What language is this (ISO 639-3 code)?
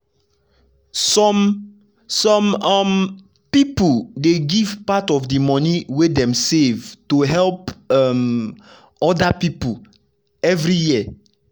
pcm